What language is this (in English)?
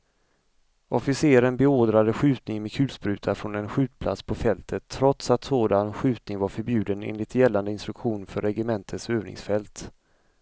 Swedish